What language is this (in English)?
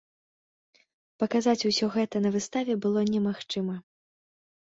Belarusian